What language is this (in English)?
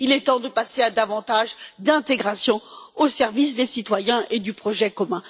French